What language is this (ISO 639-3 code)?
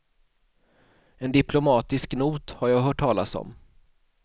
swe